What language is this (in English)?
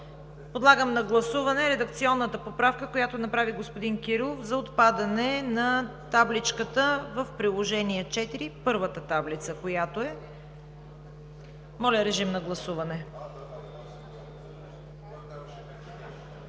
Bulgarian